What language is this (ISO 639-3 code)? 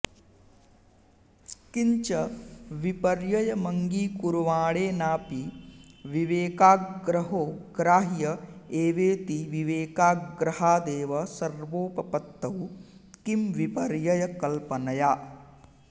san